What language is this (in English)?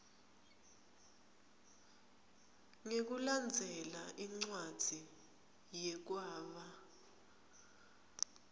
Swati